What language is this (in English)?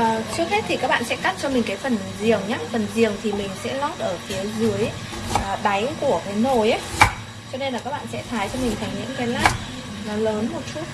Vietnamese